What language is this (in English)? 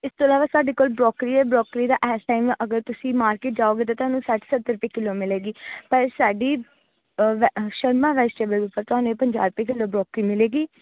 Punjabi